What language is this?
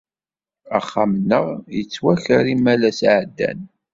Kabyle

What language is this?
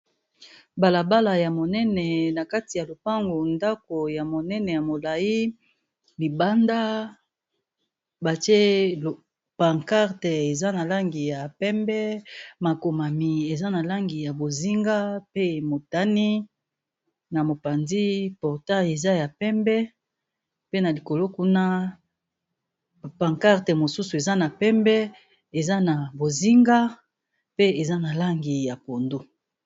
Lingala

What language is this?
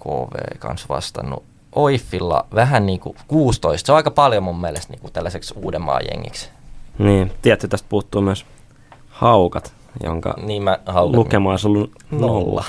Finnish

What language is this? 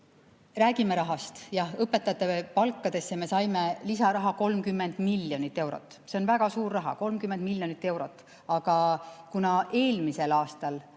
Estonian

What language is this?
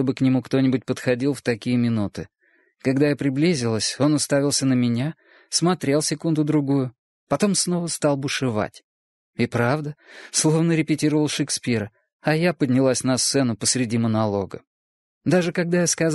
Russian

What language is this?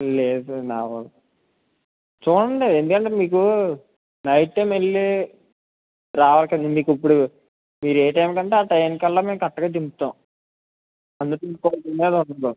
Telugu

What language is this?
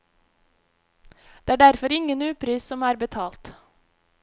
Norwegian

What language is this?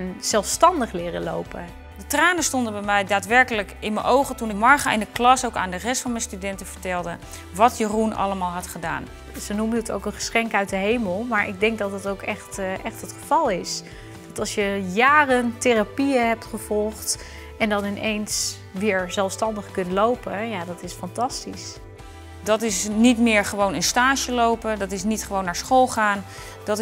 Dutch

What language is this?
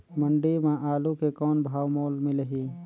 Chhattisgarhi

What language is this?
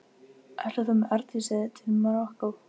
Icelandic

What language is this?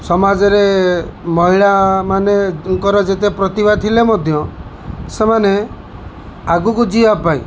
Odia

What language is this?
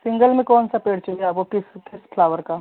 Hindi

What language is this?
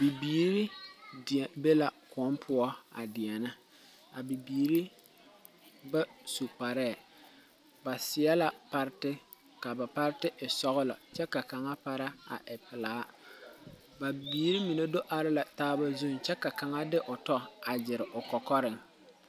Southern Dagaare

